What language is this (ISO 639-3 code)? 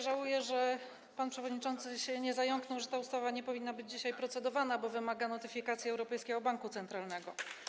pol